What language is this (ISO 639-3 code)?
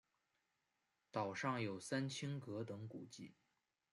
zho